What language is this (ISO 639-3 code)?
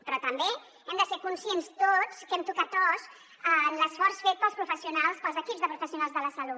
cat